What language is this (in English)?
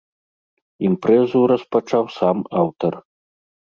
Belarusian